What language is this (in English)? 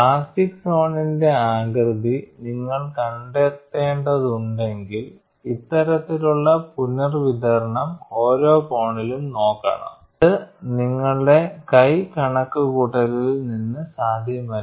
Malayalam